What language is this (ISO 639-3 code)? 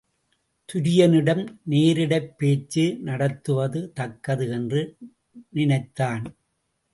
tam